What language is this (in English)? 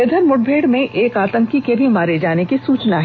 Hindi